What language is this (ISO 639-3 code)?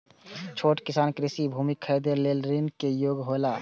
mai